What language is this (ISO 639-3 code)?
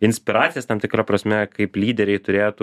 lit